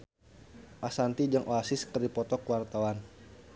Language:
Sundanese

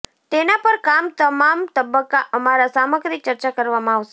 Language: Gujarati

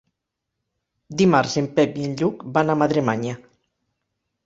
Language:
Catalan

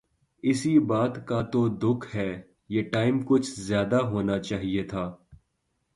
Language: Urdu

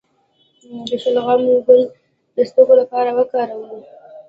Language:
Pashto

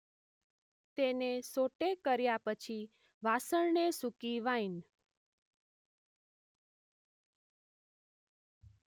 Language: Gujarati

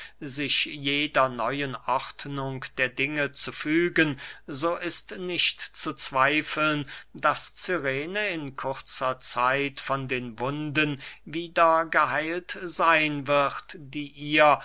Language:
German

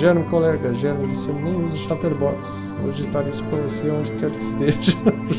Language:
Portuguese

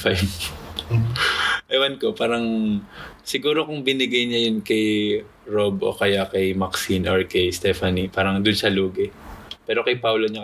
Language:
Filipino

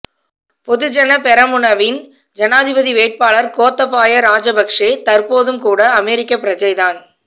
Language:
Tamil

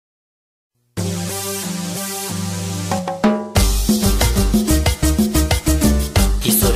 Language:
Indonesian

